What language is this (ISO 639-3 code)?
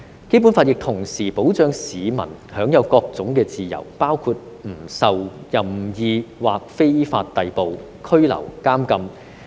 yue